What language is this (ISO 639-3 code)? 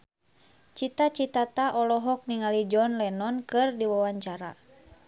sun